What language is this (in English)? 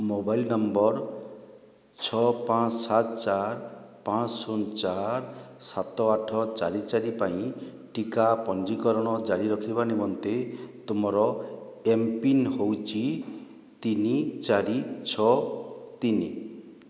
Odia